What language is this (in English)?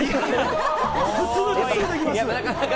Japanese